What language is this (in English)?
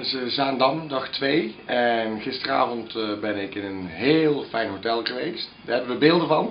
Dutch